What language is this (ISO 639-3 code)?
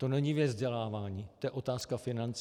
ces